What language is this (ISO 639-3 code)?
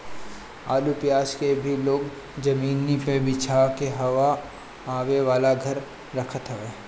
bho